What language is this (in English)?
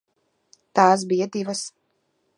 Latvian